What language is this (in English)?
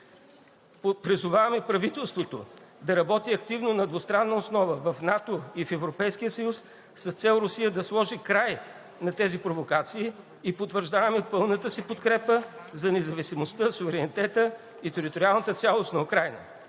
Bulgarian